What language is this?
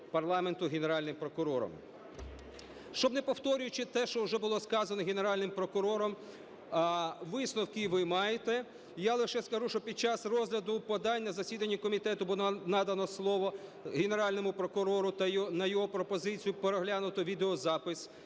Ukrainian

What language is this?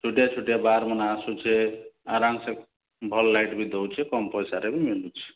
Odia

